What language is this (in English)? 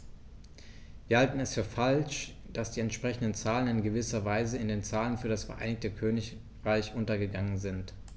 German